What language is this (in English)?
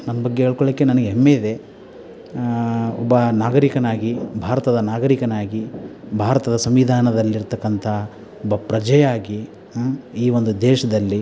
Kannada